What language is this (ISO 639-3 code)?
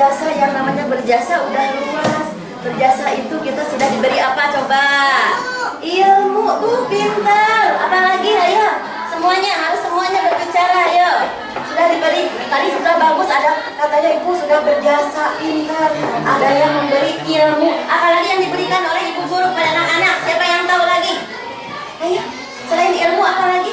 ind